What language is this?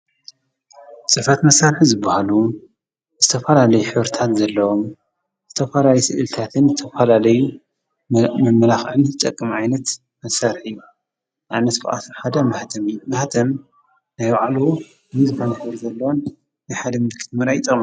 Tigrinya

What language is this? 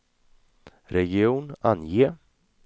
Swedish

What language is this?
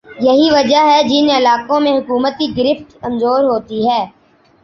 Urdu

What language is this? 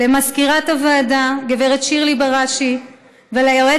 Hebrew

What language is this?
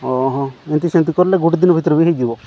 Odia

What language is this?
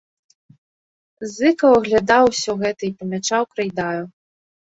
Belarusian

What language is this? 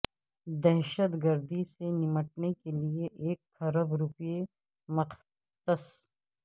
Urdu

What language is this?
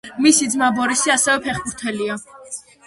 Georgian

